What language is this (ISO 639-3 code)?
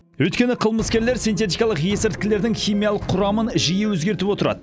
kaz